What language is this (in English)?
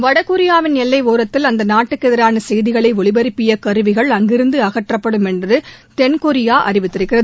Tamil